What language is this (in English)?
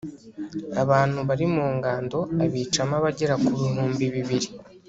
Kinyarwanda